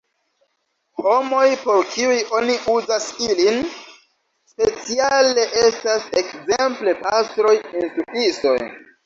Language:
Esperanto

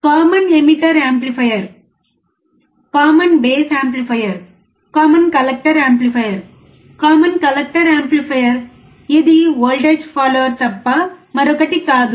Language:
Telugu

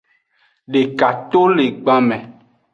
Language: Aja (Benin)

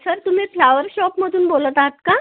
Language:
Marathi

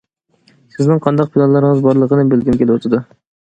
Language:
Uyghur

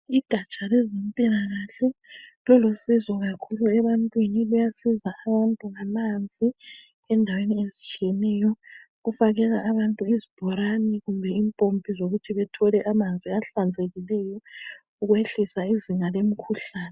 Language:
North Ndebele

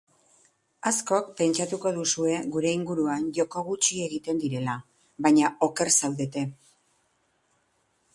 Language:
Basque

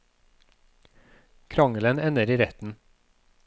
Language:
Norwegian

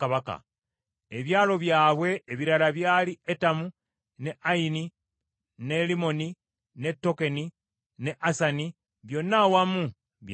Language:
Ganda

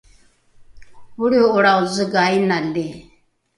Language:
Rukai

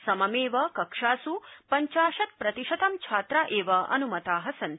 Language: Sanskrit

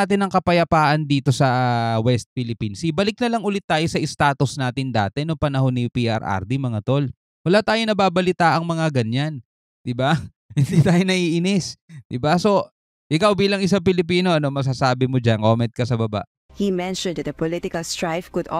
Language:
Filipino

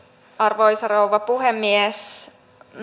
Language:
Finnish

